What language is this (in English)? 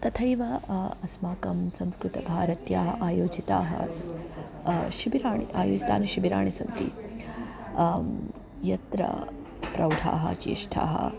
Sanskrit